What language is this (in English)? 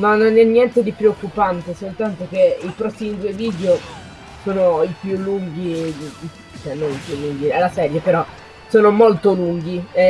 Italian